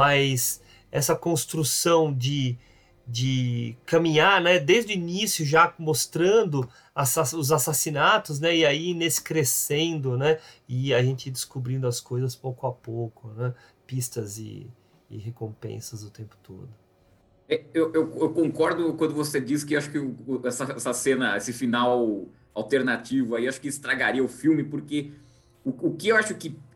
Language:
Portuguese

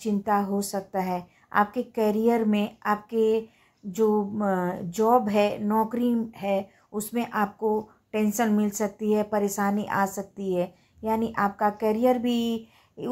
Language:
Hindi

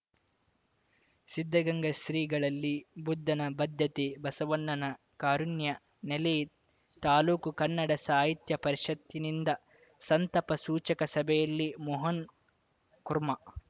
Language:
Kannada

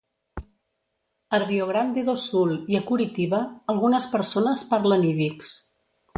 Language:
Catalan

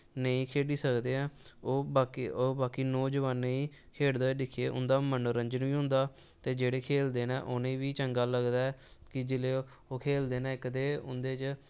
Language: Dogri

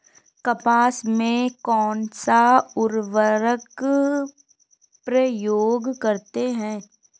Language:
Hindi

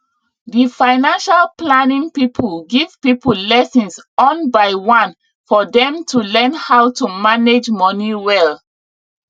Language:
Nigerian Pidgin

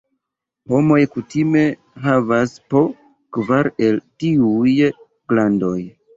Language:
Esperanto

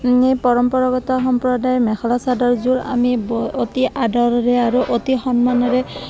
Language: Assamese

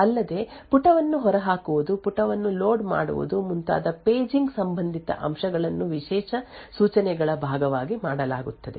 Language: Kannada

